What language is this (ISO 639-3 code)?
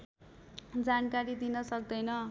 nep